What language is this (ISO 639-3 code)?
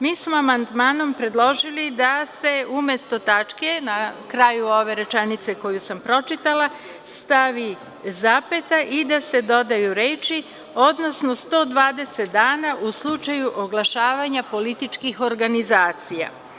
srp